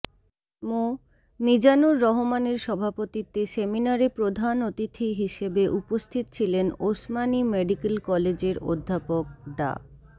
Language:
Bangla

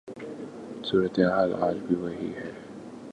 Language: Urdu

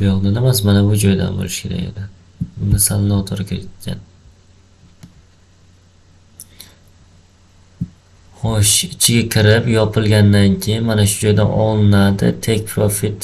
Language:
Uzbek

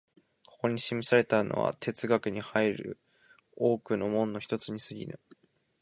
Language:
Japanese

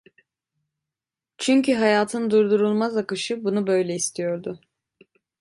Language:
Turkish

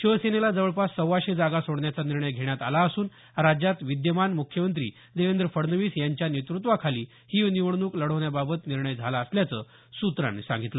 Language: Marathi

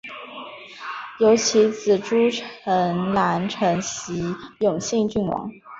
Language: Chinese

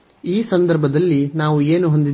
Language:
Kannada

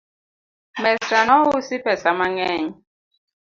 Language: Luo (Kenya and Tanzania)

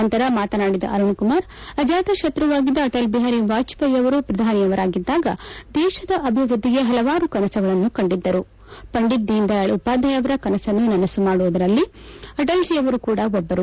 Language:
Kannada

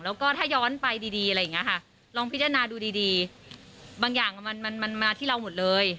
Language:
Thai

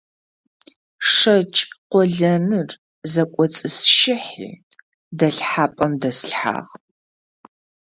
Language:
Adyghe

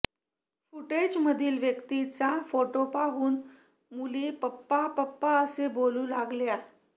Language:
Marathi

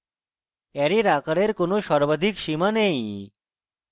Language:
Bangla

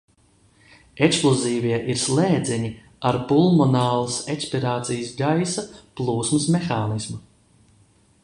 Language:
Latvian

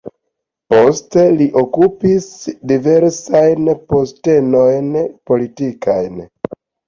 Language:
Esperanto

